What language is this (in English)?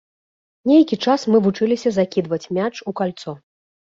Belarusian